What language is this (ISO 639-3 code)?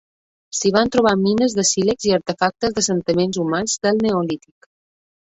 cat